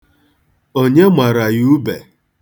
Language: Igbo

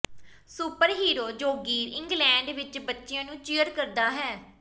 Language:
Punjabi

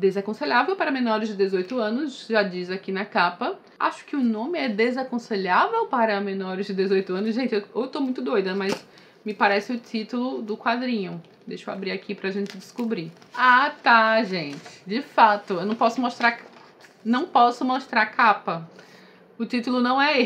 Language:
Portuguese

